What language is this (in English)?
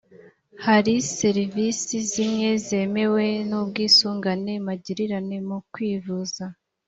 Kinyarwanda